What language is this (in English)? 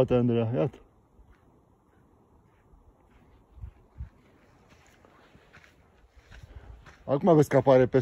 Romanian